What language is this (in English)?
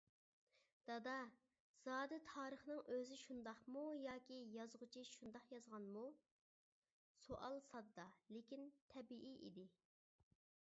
Uyghur